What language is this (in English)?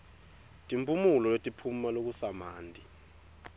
Swati